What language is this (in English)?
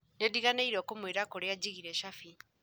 Kikuyu